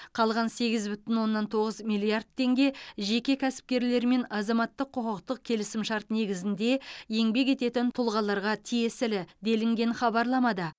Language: Kazakh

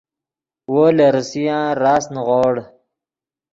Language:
Yidgha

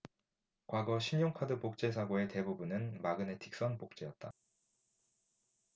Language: Korean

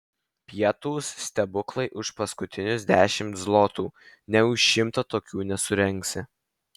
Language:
Lithuanian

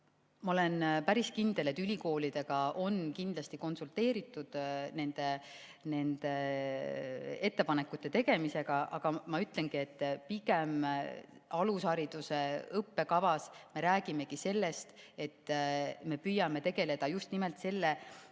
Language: Estonian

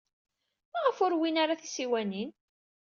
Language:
Kabyle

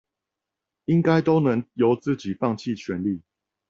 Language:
Chinese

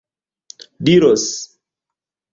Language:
Esperanto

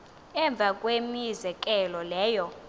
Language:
Xhosa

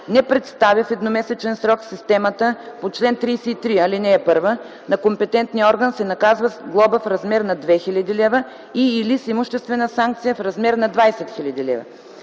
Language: Bulgarian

